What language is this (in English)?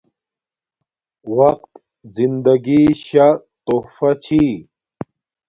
Domaaki